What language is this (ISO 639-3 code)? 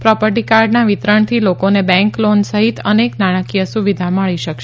guj